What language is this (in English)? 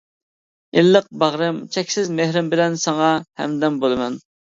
Uyghur